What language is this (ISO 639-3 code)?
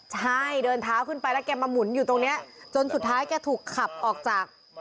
tha